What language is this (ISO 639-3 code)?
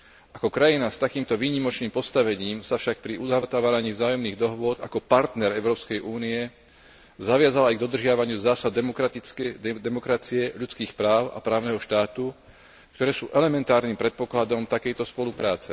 slk